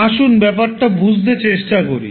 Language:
Bangla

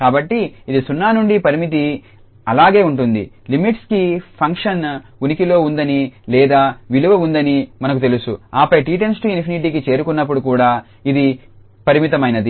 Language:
Telugu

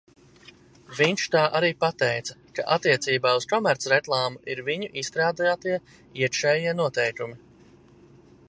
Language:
Latvian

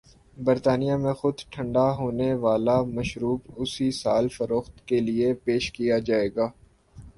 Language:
Urdu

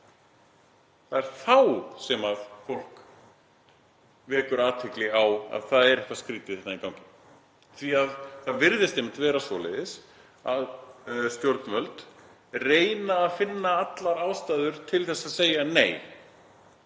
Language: Icelandic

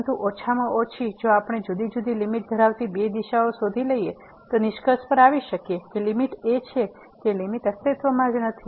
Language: Gujarati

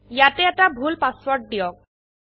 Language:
Assamese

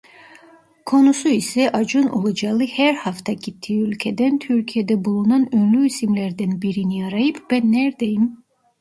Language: Turkish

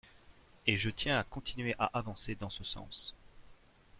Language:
French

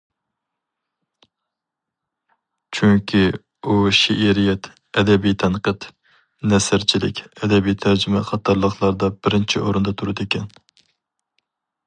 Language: Uyghur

